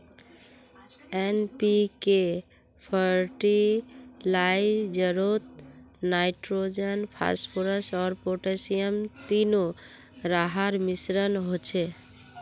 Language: Magahi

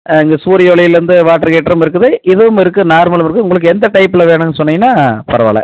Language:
Tamil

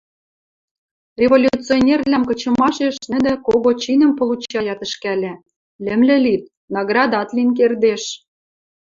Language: Western Mari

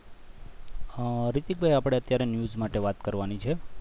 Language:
Gujarati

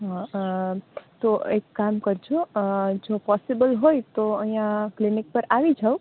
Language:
Gujarati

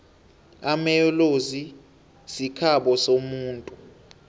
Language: South Ndebele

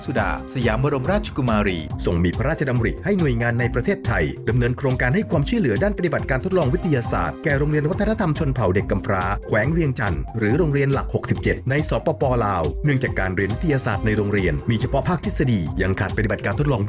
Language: Thai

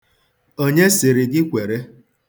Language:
Igbo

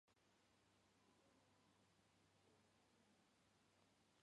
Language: Mari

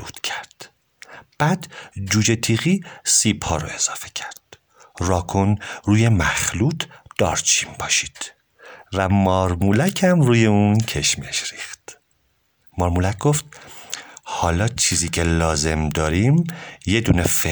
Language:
Persian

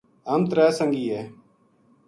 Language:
Gujari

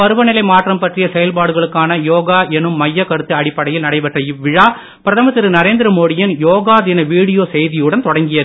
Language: Tamil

